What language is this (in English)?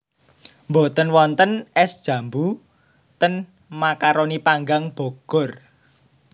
Javanese